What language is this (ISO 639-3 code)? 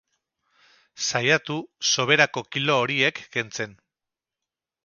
eus